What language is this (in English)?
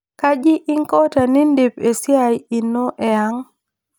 Masai